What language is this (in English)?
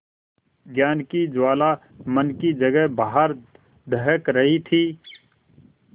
Hindi